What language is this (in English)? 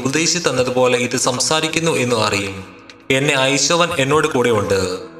Malayalam